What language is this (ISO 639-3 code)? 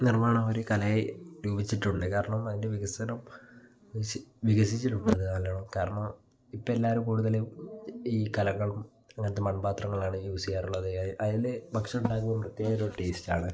mal